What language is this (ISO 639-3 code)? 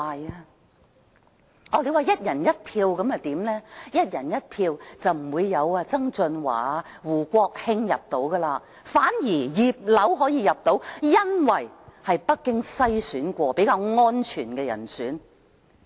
yue